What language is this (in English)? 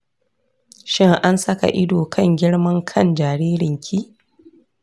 Hausa